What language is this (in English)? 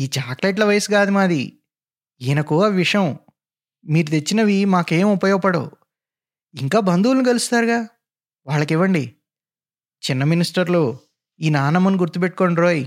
Telugu